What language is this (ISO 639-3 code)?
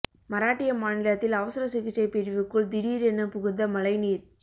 tam